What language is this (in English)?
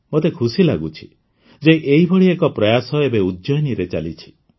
Odia